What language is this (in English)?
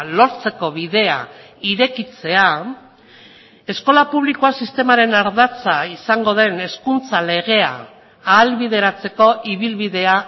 Basque